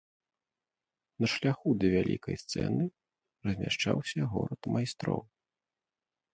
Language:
Belarusian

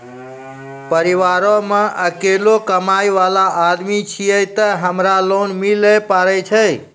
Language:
Maithili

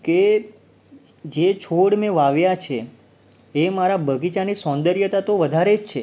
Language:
Gujarati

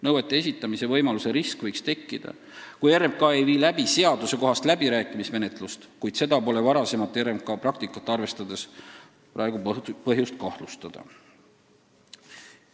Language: Estonian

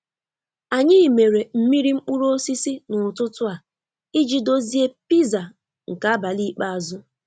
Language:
Igbo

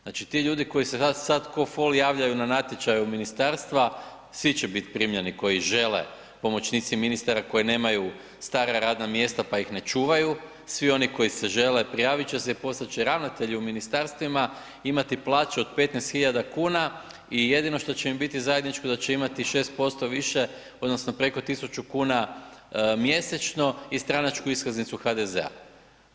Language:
Croatian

